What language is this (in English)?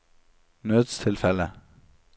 Norwegian